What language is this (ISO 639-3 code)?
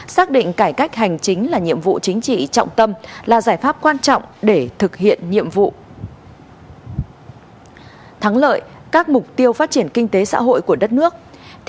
vie